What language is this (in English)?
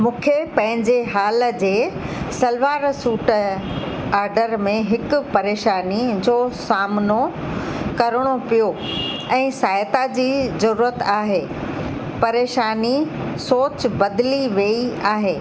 Sindhi